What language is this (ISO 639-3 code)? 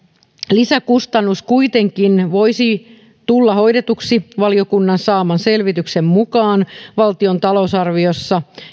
fin